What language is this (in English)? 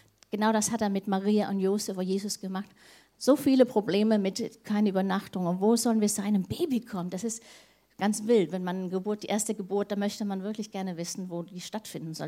German